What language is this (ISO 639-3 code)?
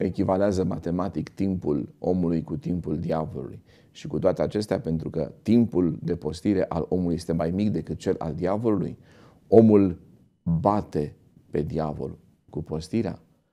ron